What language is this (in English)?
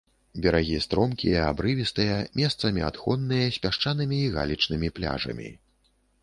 Belarusian